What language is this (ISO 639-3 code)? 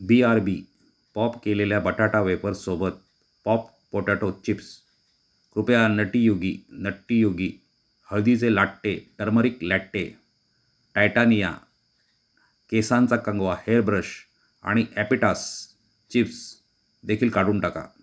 mar